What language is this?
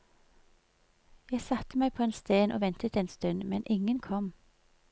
Norwegian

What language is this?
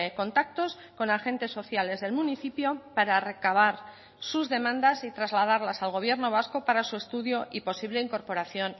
Spanish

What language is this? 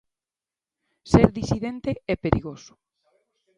Galician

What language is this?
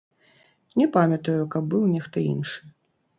Belarusian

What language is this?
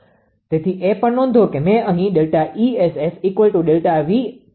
Gujarati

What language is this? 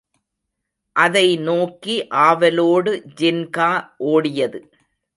Tamil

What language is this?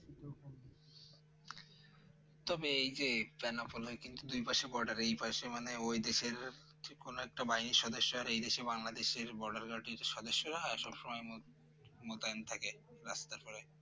Bangla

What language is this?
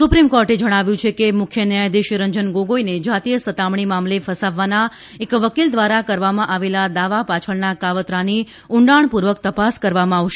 Gujarati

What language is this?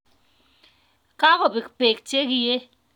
Kalenjin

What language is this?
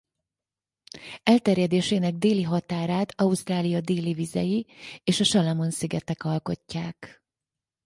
Hungarian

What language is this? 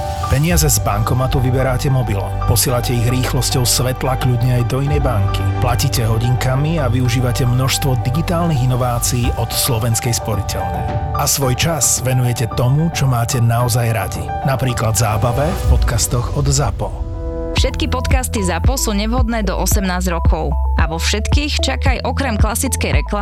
Slovak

